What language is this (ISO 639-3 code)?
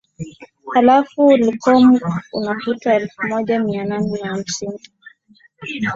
swa